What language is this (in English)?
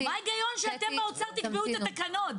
Hebrew